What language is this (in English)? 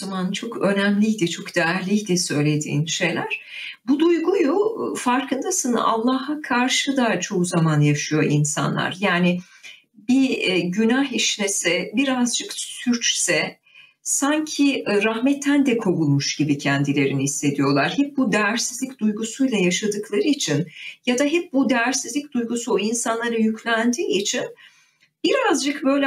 Turkish